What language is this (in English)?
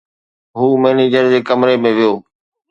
Sindhi